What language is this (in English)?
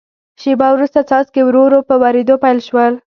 Pashto